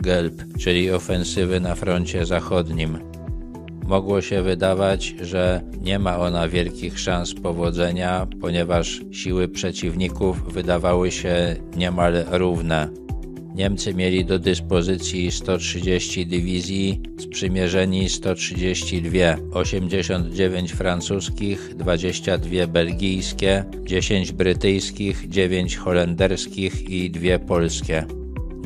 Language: Polish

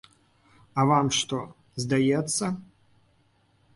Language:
Belarusian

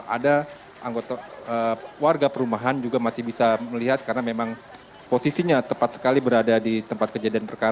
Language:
Indonesian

